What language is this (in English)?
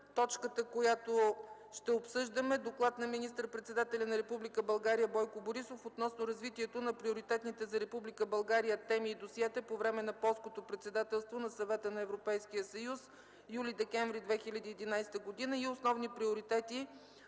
Bulgarian